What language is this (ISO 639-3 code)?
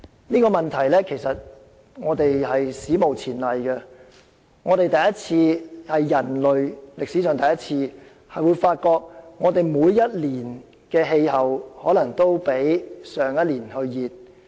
yue